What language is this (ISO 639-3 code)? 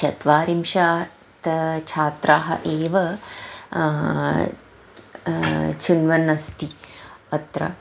san